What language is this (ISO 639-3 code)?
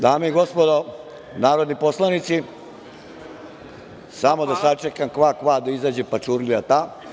srp